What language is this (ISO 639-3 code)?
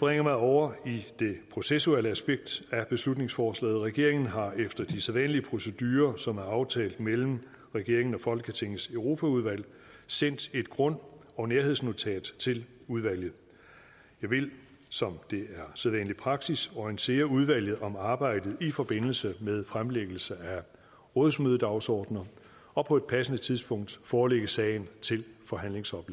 dan